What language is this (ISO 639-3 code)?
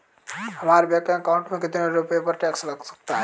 hin